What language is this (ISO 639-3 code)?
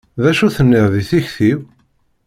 kab